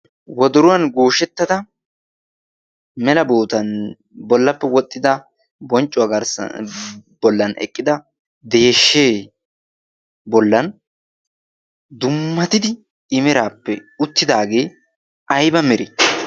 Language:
Wolaytta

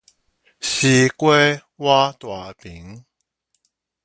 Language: Min Nan Chinese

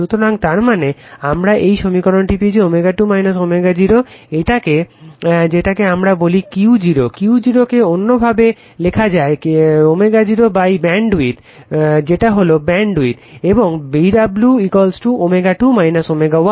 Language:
Bangla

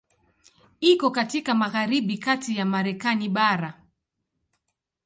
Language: Swahili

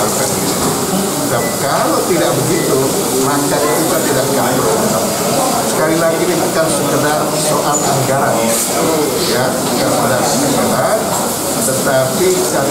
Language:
Indonesian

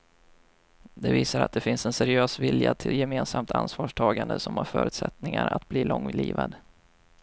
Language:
Swedish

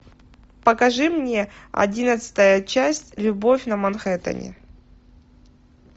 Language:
Russian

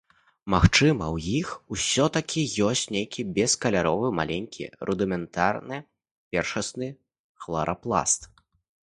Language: Belarusian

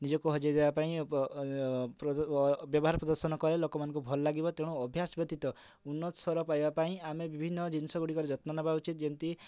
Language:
Odia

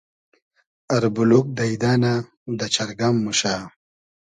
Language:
Hazaragi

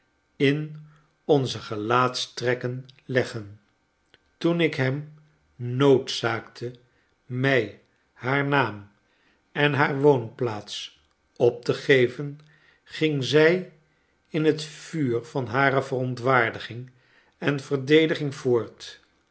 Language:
Dutch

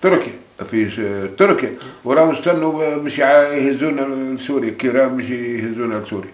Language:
Arabic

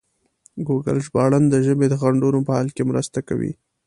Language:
Pashto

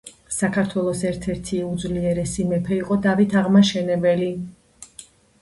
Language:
Georgian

